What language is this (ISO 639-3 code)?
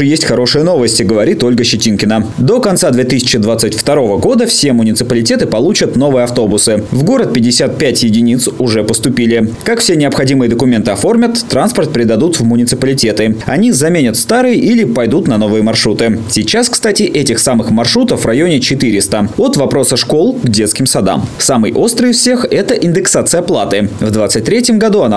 rus